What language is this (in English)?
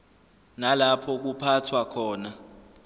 Zulu